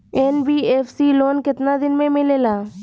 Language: Bhojpuri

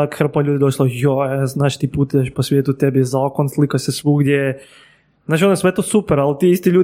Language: Croatian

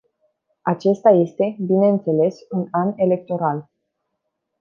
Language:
Romanian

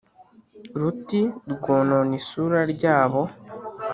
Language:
Kinyarwanda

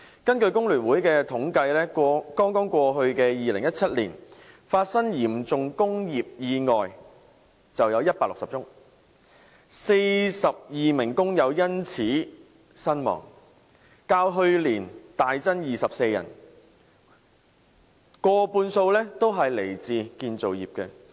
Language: Cantonese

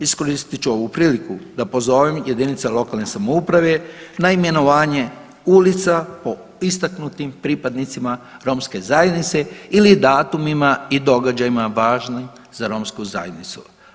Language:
Croatian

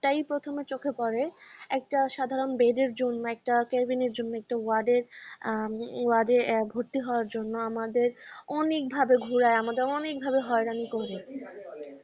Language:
Bangla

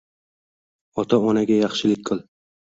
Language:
Uzbek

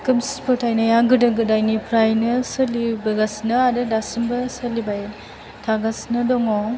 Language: Bodo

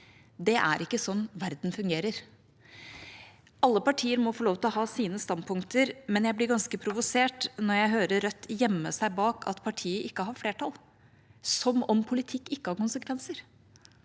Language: Norwegian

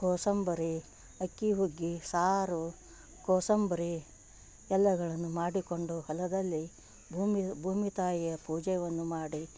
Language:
Kannada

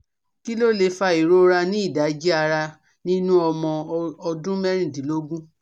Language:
Yoruba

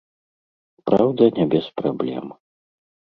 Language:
Belarusian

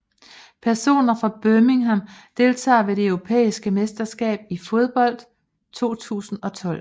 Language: Danish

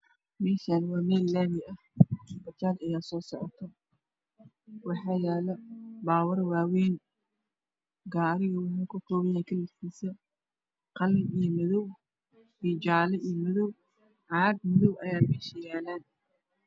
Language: Somali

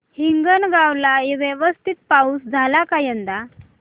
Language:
Marathi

